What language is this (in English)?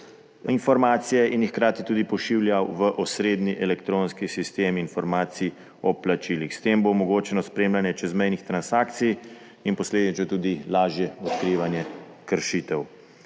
Slovenian